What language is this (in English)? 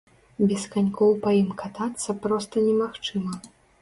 Belarusian